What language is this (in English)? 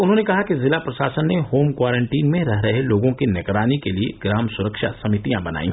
Hindi